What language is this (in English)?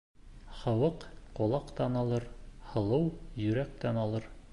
Bashkir